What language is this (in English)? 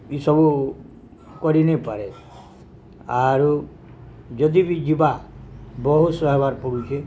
Odia